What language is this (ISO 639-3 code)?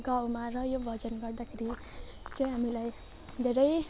nep